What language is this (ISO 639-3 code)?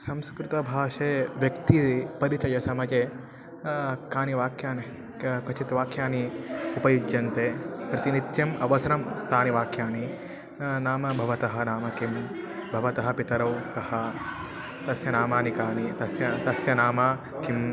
san